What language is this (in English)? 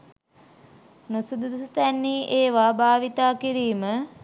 Sinhala